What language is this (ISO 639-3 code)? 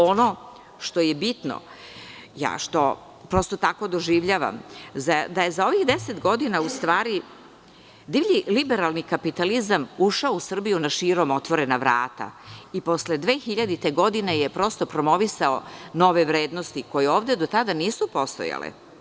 srp